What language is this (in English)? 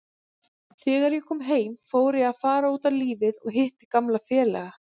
Icelandic